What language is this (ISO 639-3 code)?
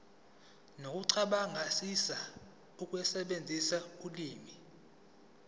zul